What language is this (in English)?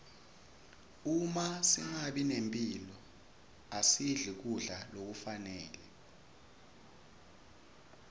Swati